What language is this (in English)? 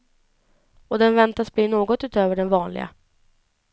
Swedish